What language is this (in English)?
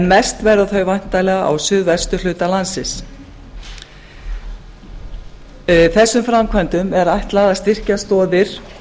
Icelandic